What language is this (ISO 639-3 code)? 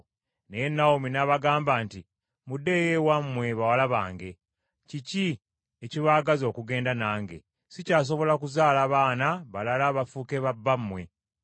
lug